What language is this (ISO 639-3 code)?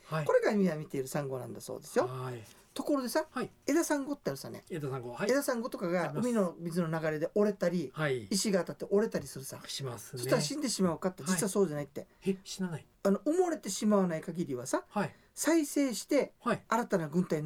jpn